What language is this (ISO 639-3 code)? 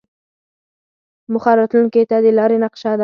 pus